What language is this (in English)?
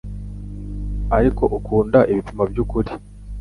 Kinyarwanda